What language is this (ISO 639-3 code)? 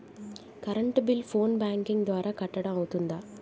tel